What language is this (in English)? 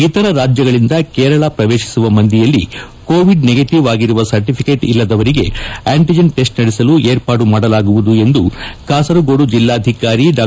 Kannada